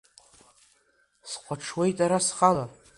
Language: Abkhazian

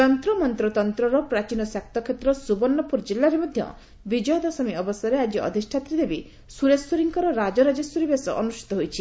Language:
Odia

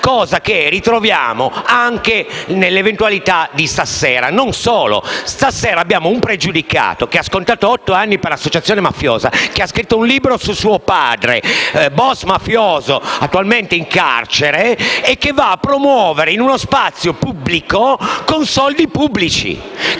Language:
Italian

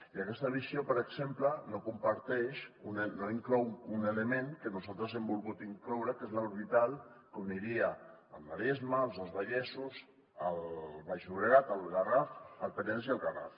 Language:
Catalan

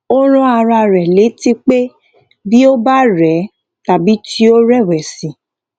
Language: Yoruba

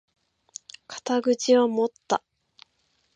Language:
Japanese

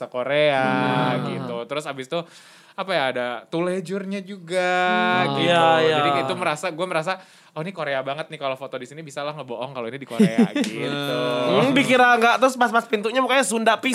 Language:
Indonesian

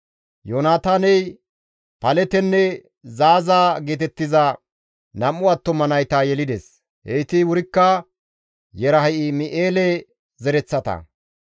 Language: Gamo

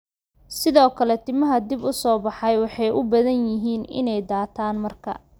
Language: Somali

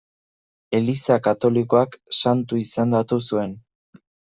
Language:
Basque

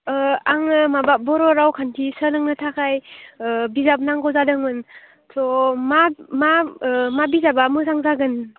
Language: Bodo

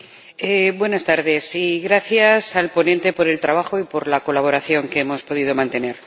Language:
Spanish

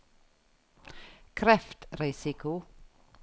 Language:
Norwegian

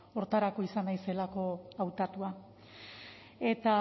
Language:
Basque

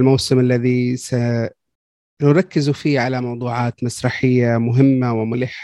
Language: Arabic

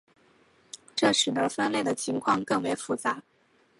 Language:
Chinese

